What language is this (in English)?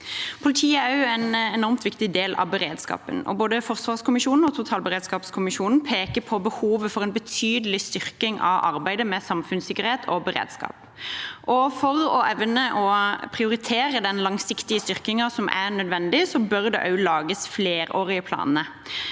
Norwegian